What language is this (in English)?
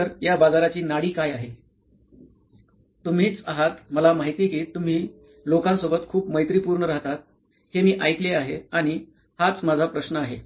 Marathi